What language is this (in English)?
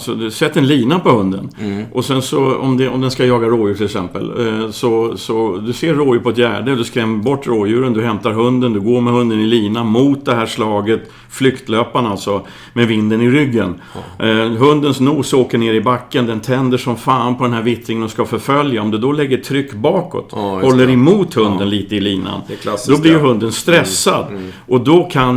Swedish